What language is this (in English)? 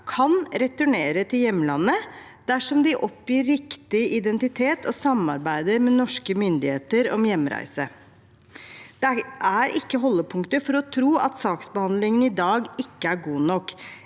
Norwegian